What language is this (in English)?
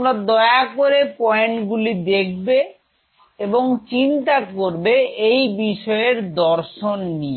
Bangla